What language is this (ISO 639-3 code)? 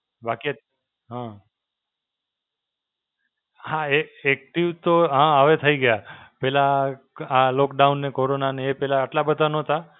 guj